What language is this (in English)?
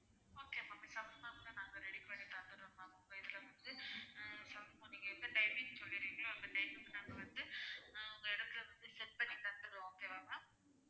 Tamil